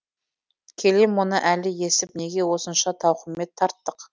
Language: Kazakh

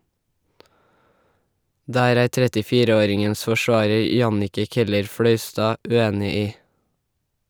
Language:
Norwegian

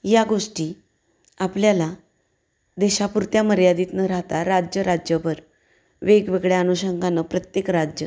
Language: Marathi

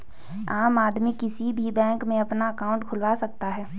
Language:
Hindi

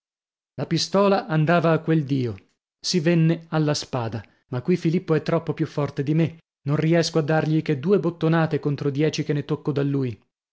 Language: Italian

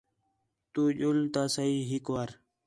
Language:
Khetrani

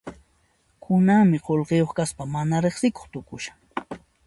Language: Puno Quechua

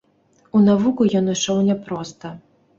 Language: Belarusian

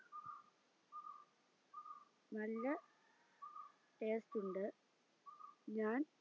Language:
Malayalam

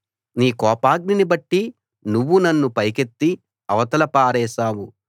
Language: Telugu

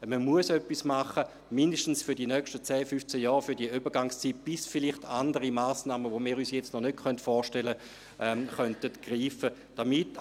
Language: Swiss German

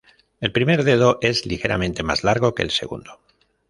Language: Spanish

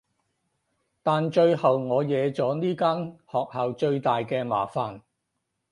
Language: Cantonese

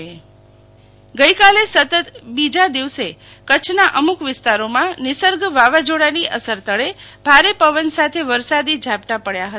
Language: Gujarati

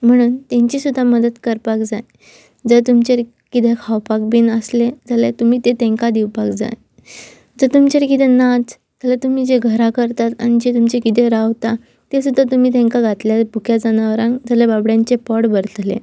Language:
Konkani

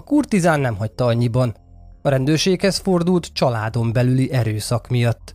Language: Hungarian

